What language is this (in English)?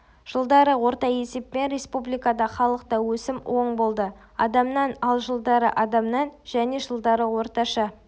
Kazakh